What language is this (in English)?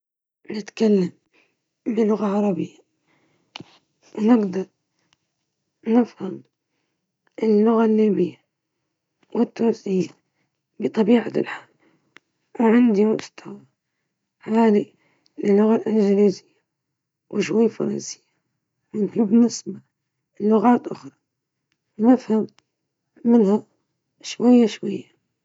Libyan Arabic